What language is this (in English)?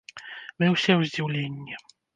Belarusian